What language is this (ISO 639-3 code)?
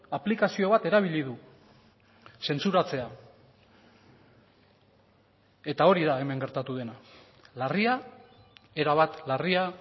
eus